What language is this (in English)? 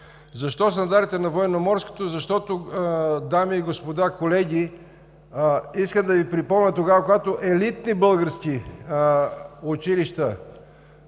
Bulgarian